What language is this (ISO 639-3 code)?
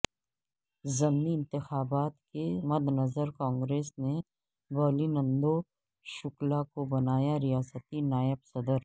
urd